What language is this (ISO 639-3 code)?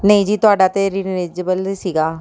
pan